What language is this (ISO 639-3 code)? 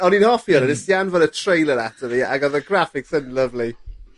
cym